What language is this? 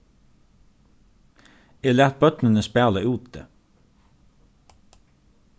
Faroese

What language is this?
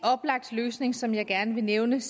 Danish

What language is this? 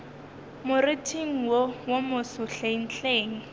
Northern Sotho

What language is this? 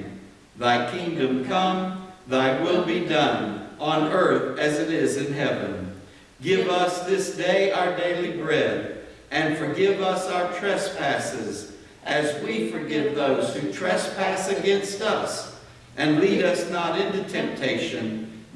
English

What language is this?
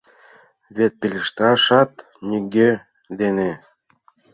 Mari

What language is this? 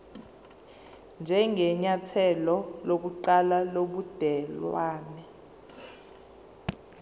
Zulu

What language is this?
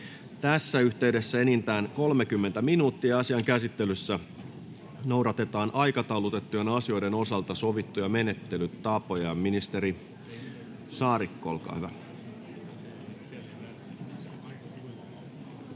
Finnish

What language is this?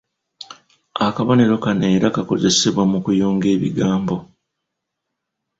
Ganda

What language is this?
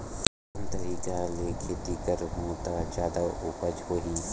Chhattisgarhi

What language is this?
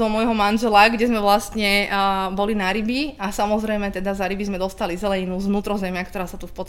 Slovak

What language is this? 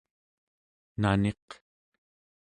Central Yupik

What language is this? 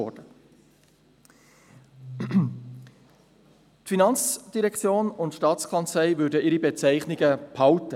Swiss German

